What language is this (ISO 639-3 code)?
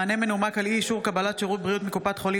heb